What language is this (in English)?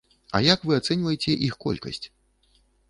Belarusian